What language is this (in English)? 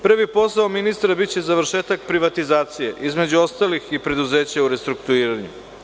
Serbian